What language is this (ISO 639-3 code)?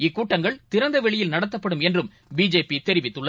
tam